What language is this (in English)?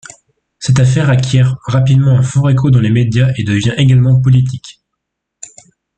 French